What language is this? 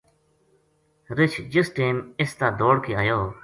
Gujari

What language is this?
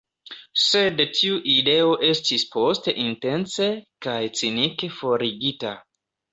Esperanto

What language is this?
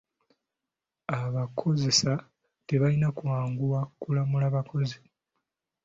Ganda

